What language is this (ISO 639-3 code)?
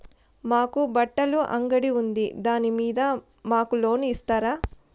tel